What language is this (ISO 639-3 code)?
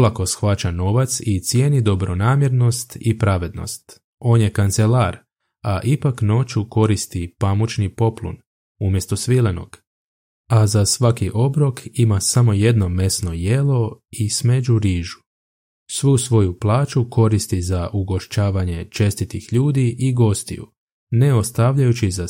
hrv